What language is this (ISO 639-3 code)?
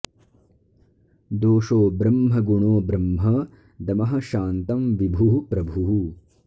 san